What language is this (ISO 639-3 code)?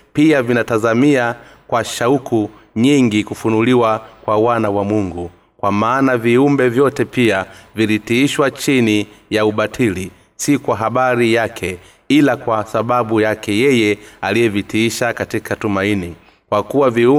swa